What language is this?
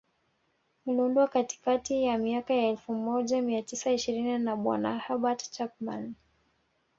Swahili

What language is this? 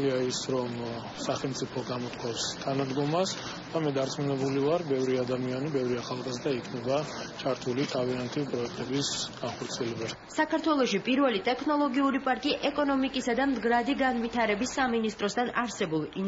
Greek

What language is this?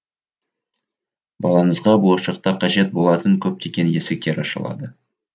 Kazakh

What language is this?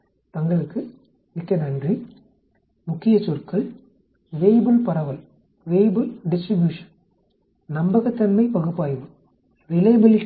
Tamil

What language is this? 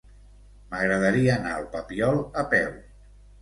Catalan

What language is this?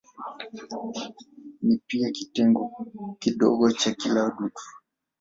Swahili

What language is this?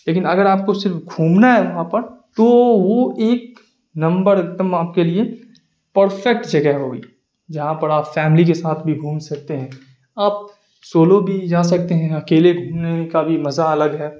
Urdu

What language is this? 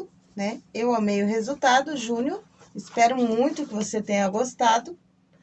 Portuguese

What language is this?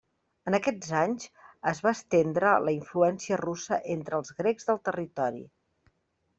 Catalan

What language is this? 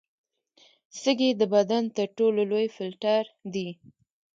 Pashto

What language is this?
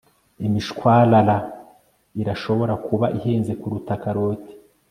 Kinyarwanda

